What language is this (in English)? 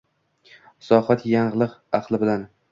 Uzbek